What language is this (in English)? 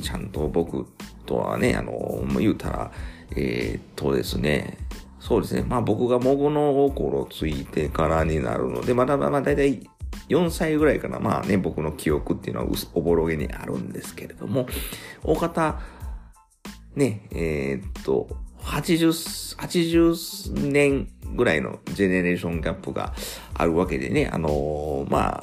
Japanese